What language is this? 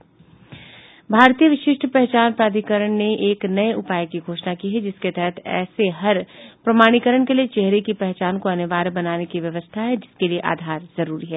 Hindi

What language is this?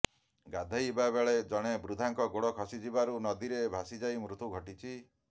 Odia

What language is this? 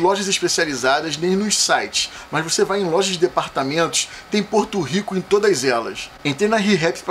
Portuguese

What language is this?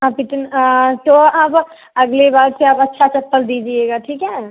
Hindi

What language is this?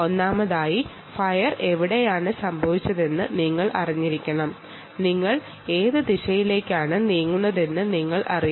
Malayalam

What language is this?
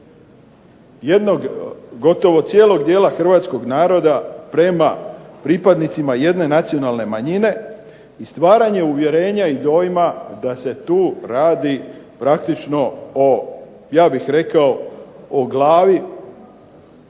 Croatian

